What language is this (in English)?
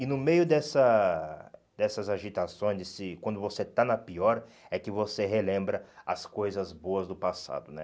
Portuguese